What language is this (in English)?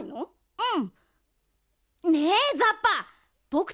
Japanese